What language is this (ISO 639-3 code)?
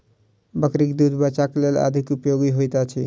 mai